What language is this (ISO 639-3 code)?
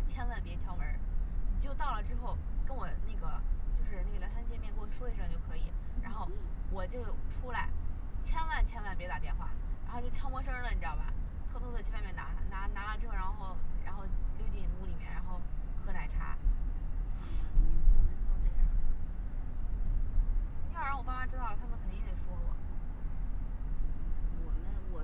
zho